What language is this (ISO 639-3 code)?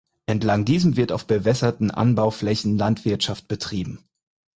deu